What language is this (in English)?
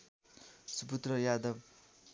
Nepali